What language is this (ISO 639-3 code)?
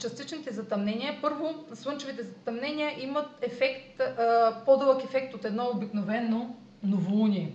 bul